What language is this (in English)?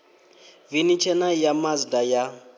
Venda